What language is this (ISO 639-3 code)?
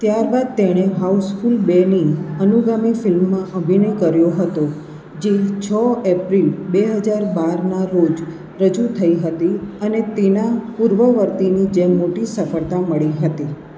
guj